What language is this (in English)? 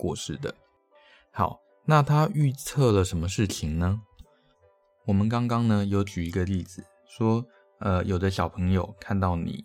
Chinese